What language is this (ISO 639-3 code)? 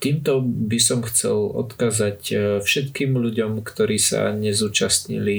slk